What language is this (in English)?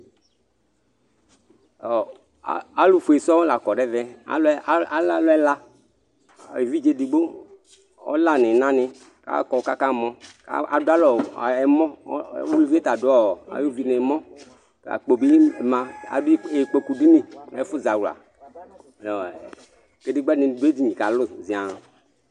Ikposo